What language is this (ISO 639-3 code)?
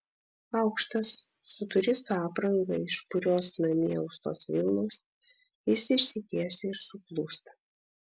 lit